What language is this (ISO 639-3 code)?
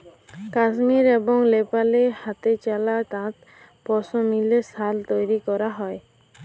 ben